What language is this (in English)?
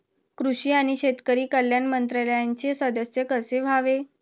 Marathi